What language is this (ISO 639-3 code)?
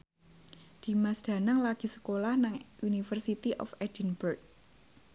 jav